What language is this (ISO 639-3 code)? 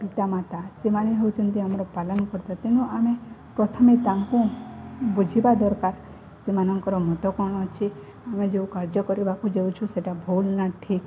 ori